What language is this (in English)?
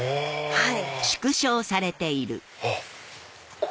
Japanese